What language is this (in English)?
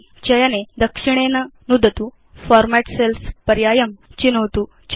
Sanskrit